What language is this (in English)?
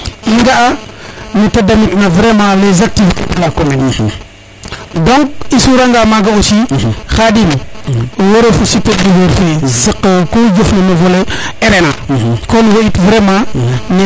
Serer